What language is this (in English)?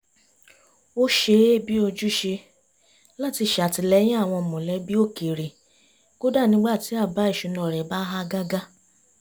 Yoruba